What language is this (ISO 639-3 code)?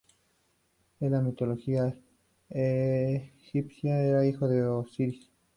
spa